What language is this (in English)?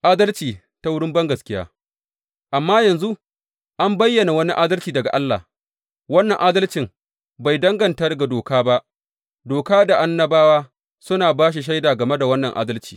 Hausa